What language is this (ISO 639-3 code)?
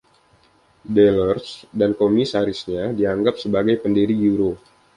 ind